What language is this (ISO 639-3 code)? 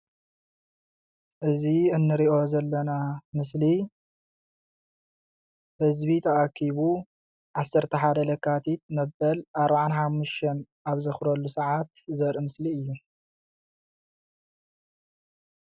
tir